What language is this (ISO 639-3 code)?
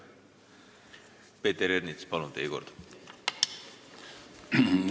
est